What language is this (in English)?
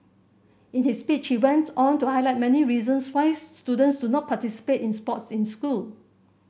English